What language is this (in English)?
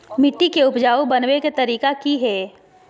Magahi